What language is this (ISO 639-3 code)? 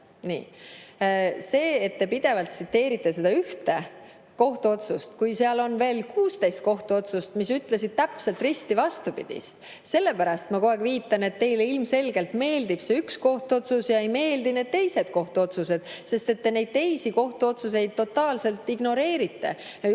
est